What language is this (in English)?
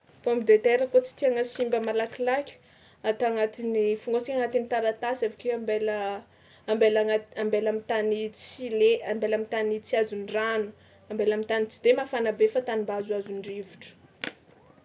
Tsimihety Malagasy